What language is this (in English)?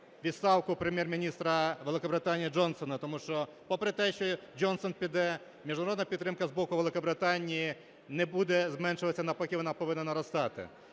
Ukrainian